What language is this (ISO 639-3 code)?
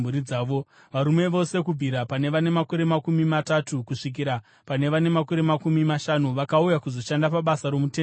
sna